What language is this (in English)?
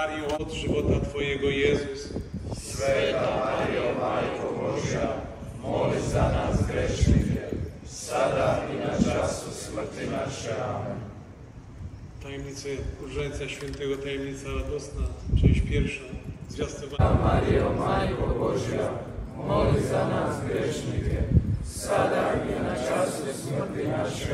Polish